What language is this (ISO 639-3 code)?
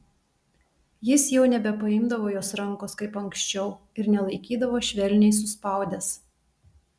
lit